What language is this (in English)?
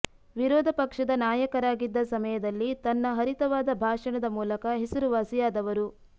Kannada